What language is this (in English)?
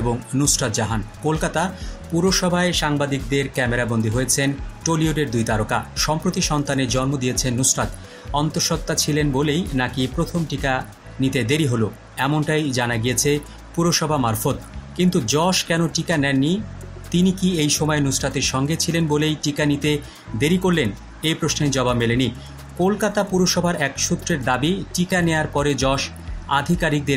Turkish